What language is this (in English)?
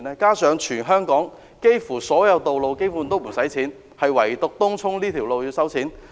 Cantonese